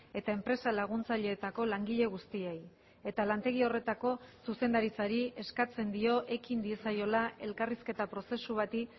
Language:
Basque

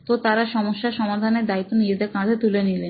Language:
Bangla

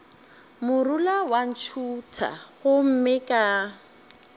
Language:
Northern Sotho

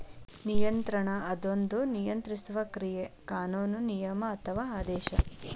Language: Kannada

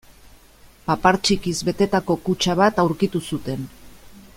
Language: Basque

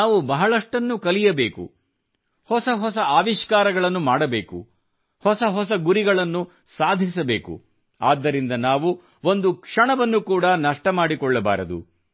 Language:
Kannada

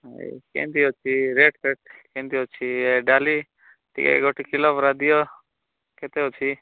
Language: Odia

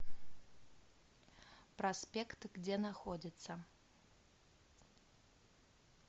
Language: Russian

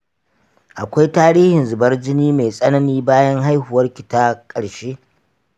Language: Hausa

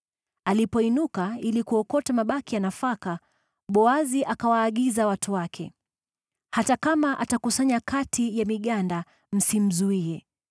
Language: Swahili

